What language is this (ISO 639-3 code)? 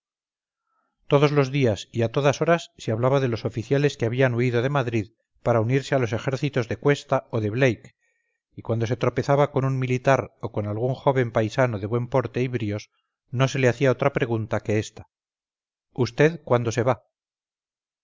spa